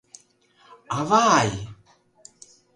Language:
Mari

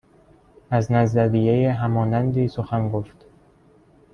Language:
Persian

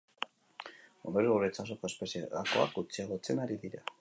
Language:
Basque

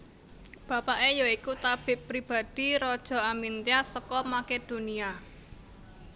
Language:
Javanese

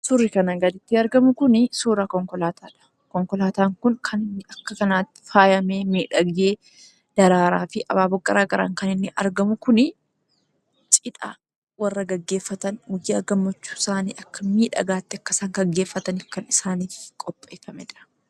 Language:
Oromo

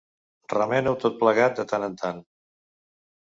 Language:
Catalan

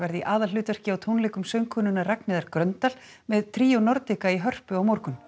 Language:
Icelandic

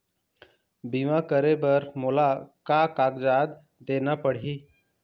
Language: Chhattisgarhi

